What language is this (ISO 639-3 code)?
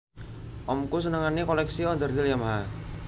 jav